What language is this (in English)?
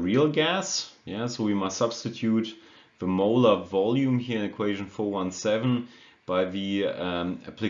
English